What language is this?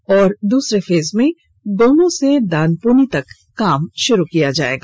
Hindi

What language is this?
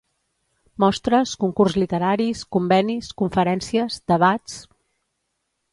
Catalan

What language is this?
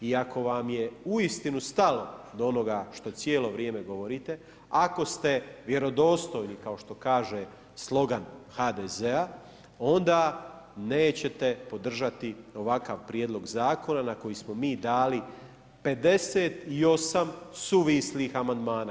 Croatian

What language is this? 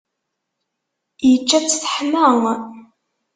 Kabyle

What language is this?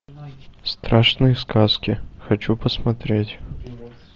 Russian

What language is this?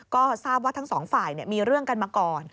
Thai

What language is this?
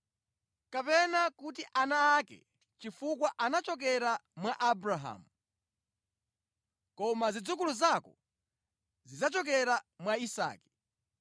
Nyanja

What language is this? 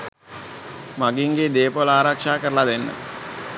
Sinhala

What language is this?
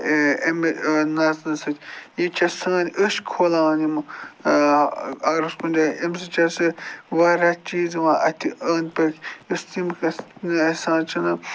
Kashmiri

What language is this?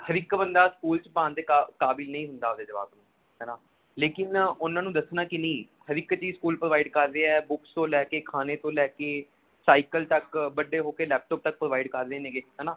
Punjabi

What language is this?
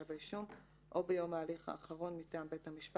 Hebrew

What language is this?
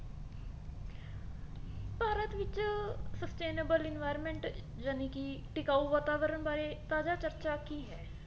Punjabi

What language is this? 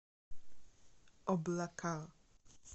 Russian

